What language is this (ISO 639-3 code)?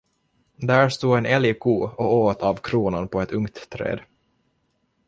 swe